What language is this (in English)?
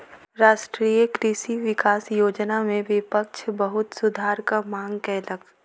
Maithili